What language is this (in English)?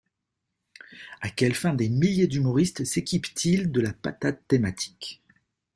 French